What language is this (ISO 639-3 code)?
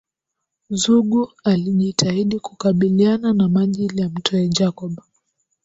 swa